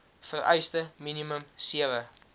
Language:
Afrikaans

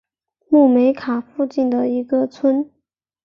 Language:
Chinese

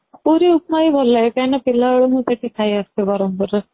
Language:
Odia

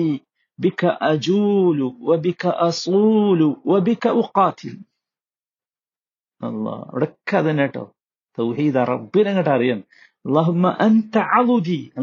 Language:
Malayalam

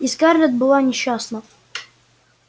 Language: Russian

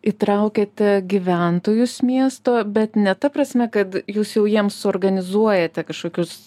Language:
Lithuanian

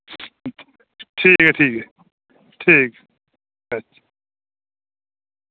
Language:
Dogri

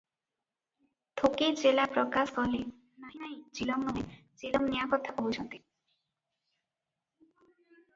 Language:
Odia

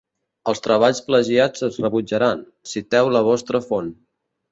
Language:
Catalan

